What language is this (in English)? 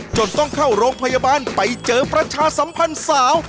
Thai